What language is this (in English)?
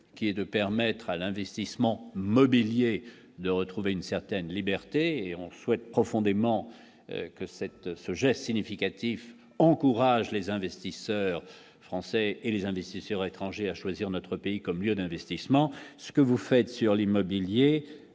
French